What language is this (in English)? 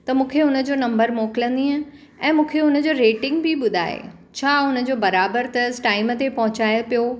Sindhi